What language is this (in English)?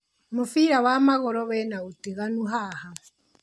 Kikuyu